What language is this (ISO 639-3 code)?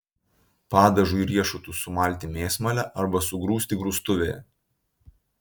lit